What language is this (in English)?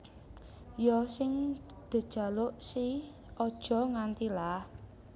Javanese